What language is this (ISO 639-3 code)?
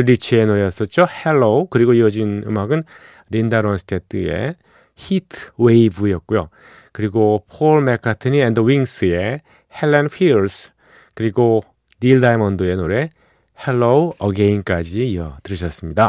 kor